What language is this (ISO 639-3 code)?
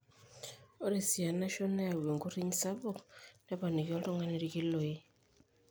mas